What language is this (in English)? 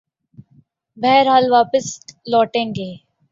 Urdu